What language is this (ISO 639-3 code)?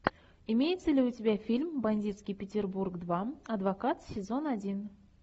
rus